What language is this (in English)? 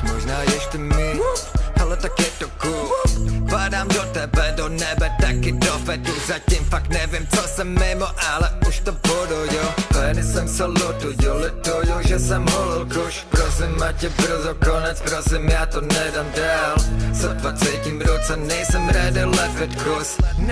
Czech